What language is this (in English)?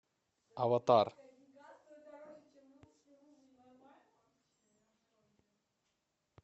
Russian